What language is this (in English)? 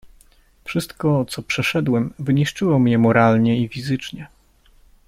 Polish